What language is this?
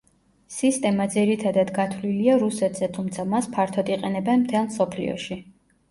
Georgian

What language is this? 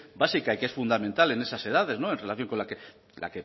Spanish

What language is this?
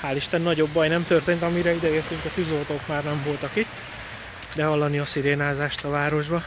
Hungarian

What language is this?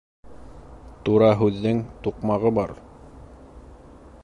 Bashkir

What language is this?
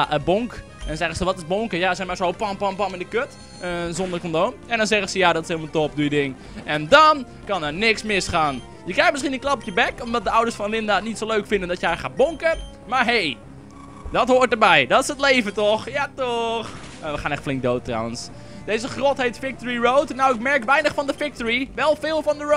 Dutch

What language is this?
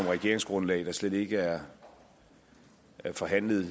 Danish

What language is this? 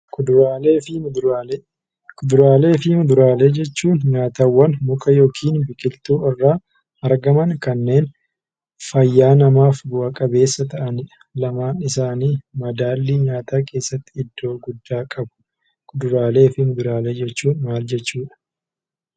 Oromo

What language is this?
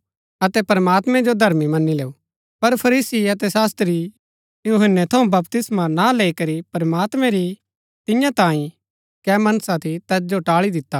Gaddi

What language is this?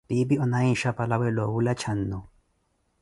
Koti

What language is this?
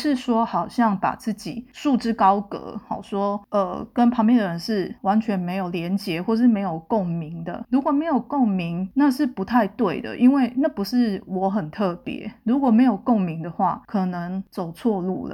Chinese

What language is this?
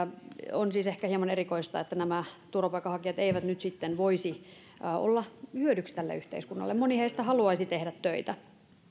Finnish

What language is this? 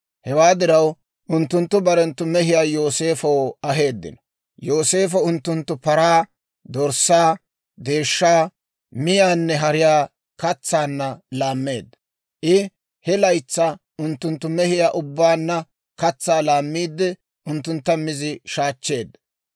Dawro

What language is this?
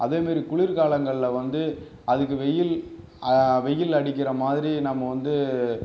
Tamil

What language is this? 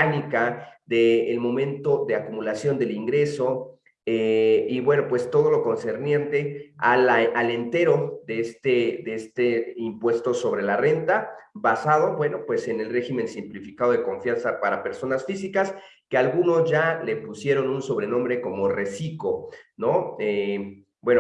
Spanish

